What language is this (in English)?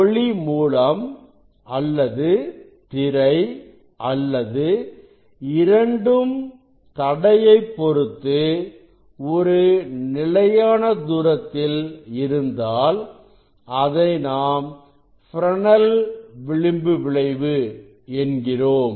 Tamil